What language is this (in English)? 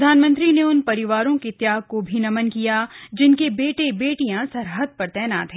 Hindi